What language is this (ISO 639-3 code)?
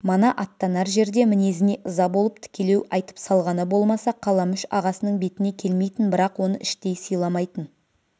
kaz